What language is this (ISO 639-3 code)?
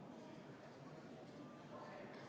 est